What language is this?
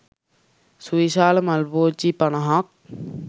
Sinhala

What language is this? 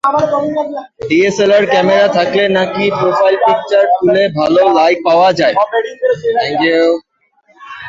Bangla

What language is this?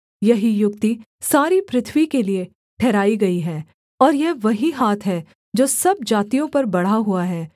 Hindi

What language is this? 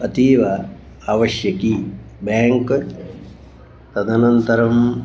Sanskrit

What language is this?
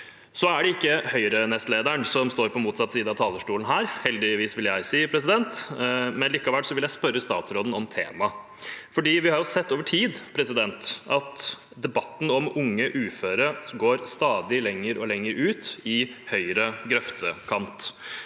Norwegian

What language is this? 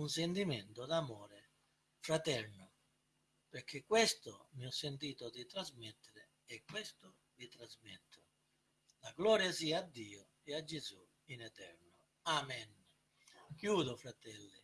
Italian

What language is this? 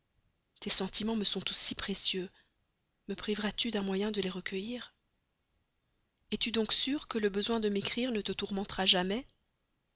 French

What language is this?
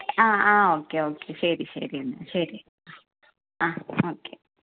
Malayalam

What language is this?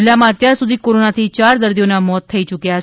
Gujarati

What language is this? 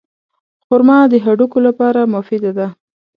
Pashto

